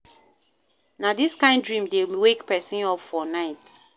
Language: Nigerian Pidgin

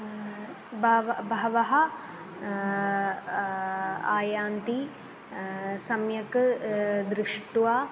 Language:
Sanskrit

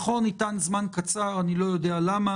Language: Hebrew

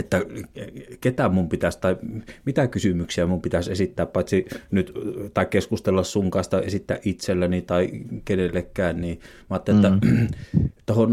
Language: Finnish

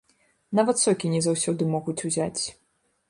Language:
Belarusian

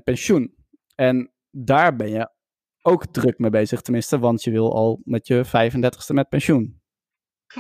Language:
Dutch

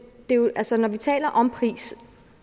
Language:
Danish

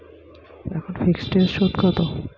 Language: Bangla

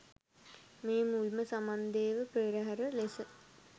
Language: Sinhala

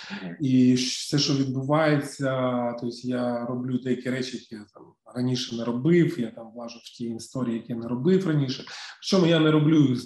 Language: Ukrainian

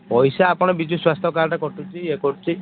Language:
Odia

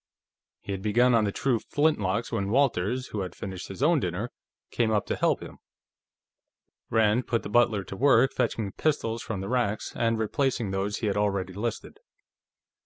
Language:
English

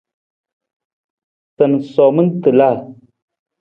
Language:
Nawdm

